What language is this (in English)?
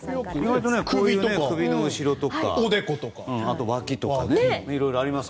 Japanese